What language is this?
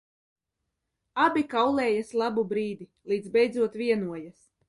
Latvian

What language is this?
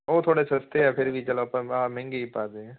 Punjabi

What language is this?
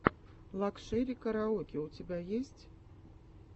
Russian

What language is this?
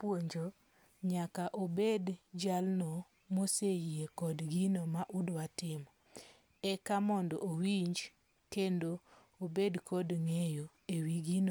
Luo (Kenya and Tanzania)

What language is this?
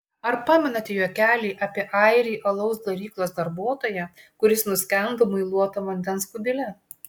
Lithuanian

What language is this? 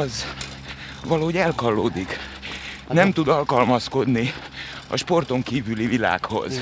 Hungarian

